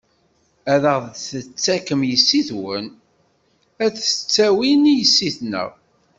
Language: Kabyle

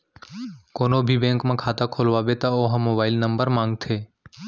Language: Chhattisgarhi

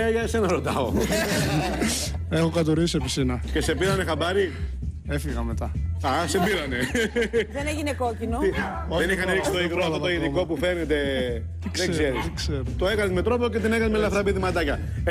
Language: Greek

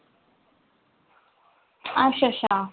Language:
Dogri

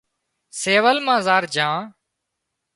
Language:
Wadiyara Koli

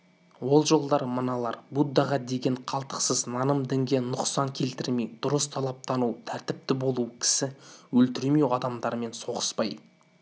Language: Kazakh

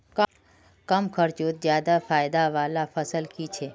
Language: Magahi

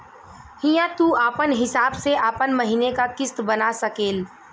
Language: Bhojpuri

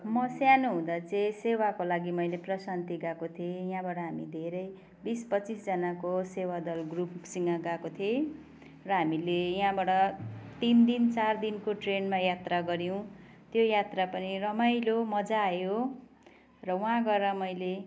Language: Nepali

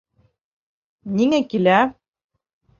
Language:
Bashkir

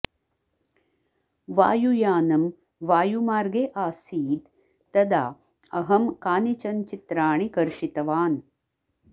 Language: Sanskrit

